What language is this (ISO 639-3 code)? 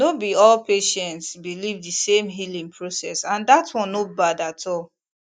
pcm